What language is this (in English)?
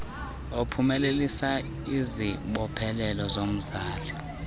Xhosa